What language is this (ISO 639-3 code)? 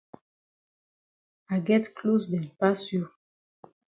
wes